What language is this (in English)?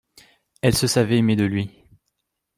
French